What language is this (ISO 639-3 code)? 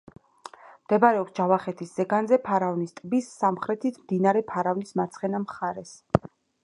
kat